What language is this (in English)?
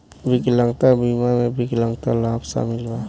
Bhojpuri